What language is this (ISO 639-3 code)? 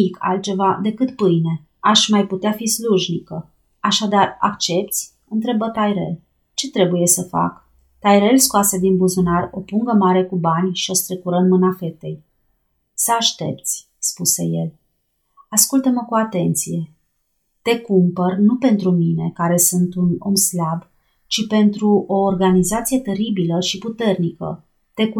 ron